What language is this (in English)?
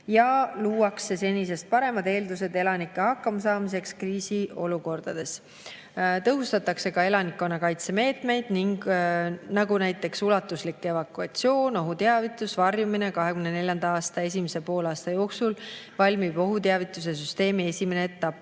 Estonian